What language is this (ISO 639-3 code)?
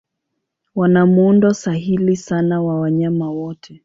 swa